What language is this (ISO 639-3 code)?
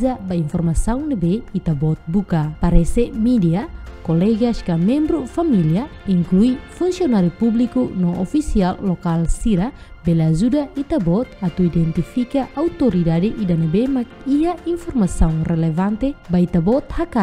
ind